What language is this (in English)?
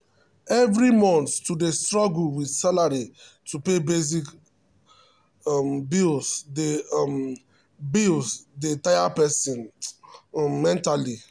Nigerian Pidgin